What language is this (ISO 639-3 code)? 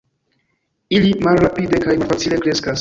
epo